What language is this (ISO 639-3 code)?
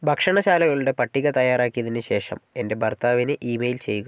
mal